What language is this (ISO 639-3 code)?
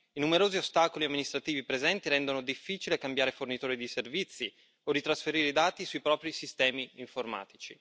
ita